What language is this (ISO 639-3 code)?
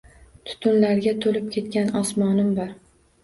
uzb